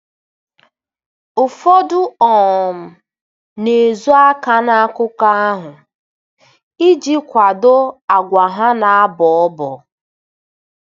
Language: Igbo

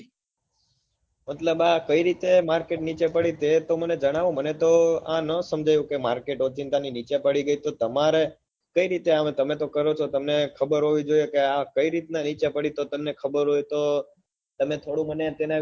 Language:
Gujarati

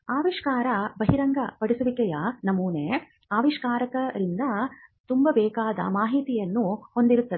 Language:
Kannada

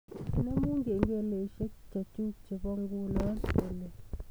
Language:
Kalenjin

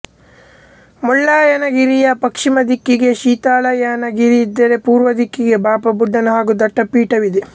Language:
Kannada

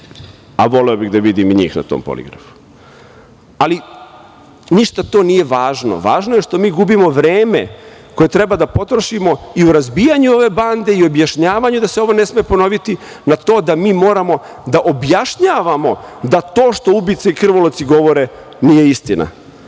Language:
Serbian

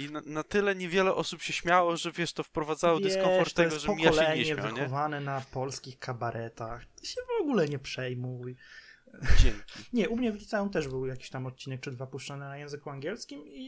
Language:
Polish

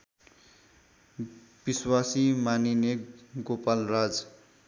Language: Nepali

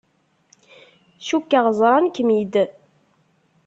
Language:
Kabyle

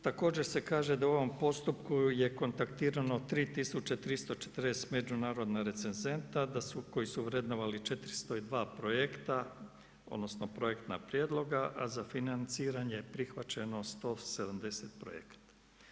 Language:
Croatian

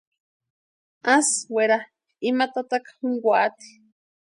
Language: Western Highland Purepecha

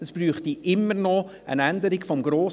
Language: Swiss German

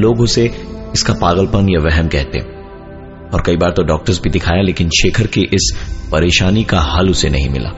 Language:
Hindi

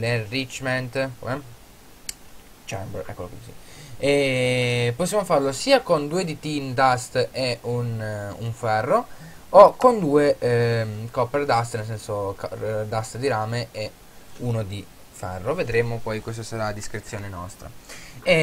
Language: Italian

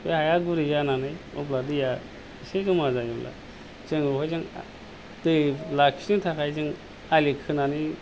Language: Bodo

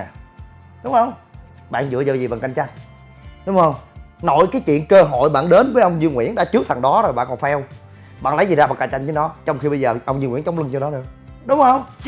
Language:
Vietnamese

